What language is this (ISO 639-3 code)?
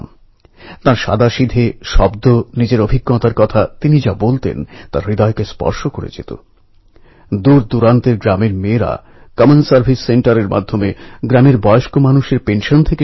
ben